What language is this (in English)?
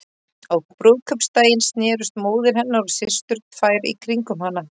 Icelandic